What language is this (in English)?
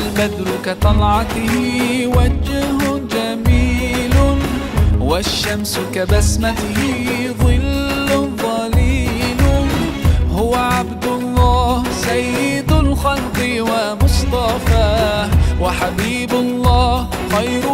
Arabic